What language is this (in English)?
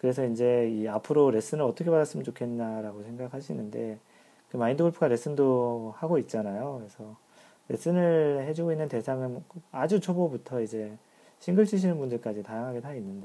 Korean